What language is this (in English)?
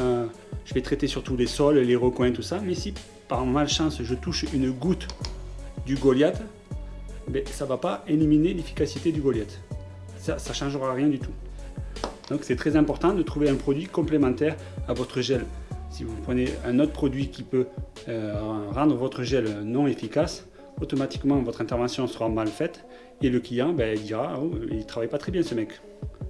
French